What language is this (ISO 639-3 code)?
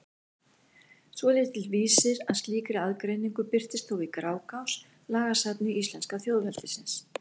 isl